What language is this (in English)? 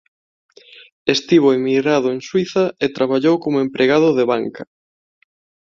Galician